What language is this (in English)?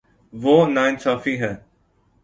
Urdu